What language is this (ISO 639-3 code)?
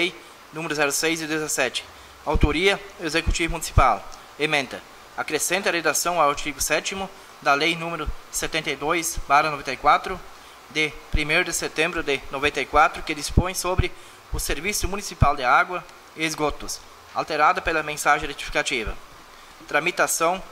por